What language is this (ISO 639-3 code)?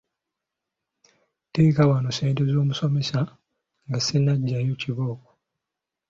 lug